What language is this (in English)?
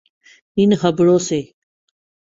Urdu